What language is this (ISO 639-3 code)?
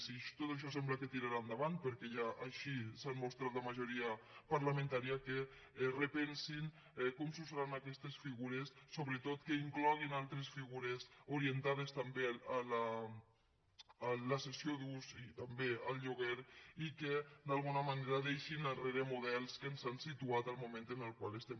cat